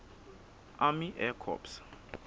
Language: Southern Sotho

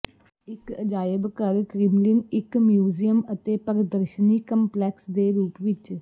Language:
Punjabi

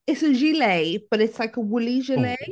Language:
English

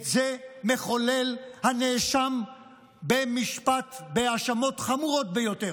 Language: Hebrew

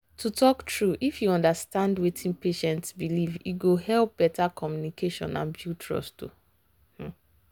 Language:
Nigerian Pidgin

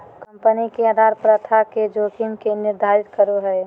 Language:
Magahi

